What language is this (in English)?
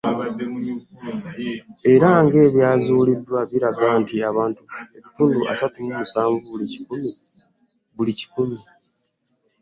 Ganda